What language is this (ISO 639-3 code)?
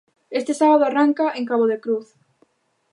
glg